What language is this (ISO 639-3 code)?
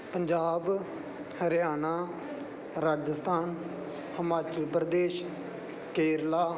pan